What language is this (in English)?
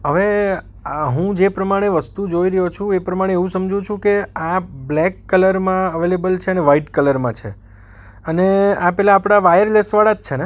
Gujarati